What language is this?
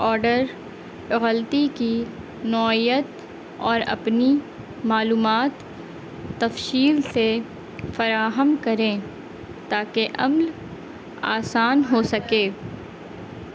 Urdu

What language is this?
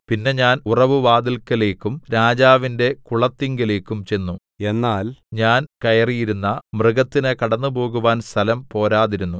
Malayalam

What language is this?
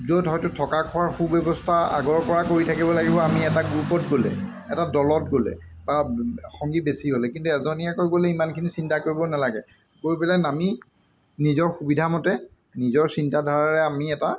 Assamese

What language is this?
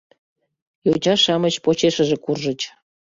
Mari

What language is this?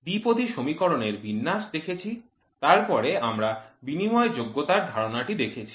Bangla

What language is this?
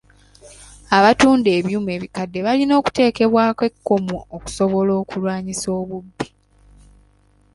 Ganda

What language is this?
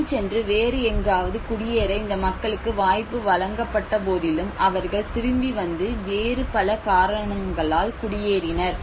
Tamil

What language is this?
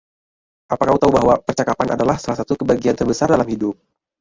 Indonesian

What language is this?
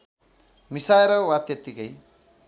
Nepali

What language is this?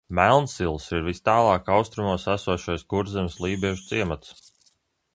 Latvian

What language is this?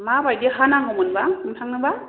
Bodo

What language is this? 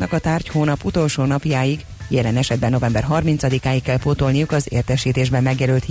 Hungarian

